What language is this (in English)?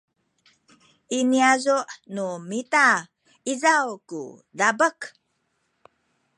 Sakizaya